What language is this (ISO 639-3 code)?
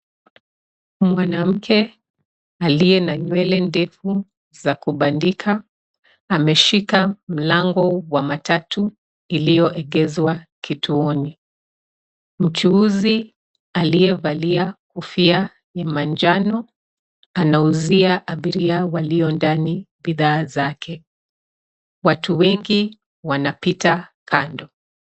swa